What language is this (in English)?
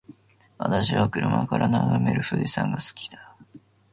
Japanese